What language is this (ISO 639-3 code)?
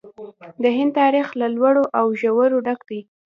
pus